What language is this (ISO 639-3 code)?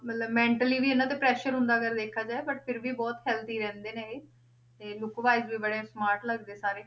pan